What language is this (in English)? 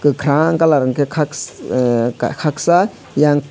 Kok Borok